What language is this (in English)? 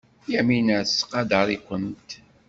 Kabyle